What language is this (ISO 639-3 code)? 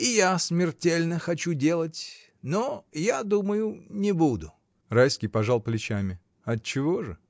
rus